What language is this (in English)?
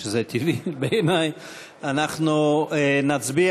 Hebrew